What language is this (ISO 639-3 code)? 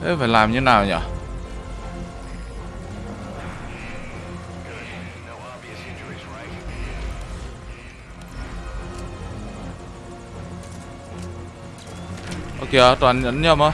vie